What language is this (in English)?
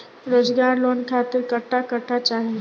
Bhojpuri